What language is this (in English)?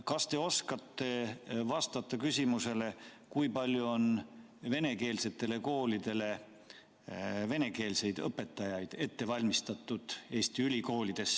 Estonian